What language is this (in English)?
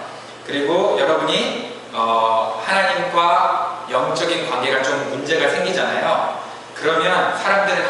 Korean